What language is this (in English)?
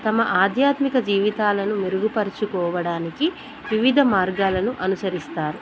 Telugu